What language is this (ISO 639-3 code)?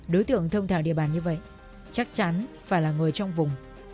vie